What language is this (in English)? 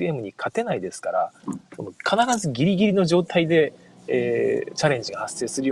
Japanese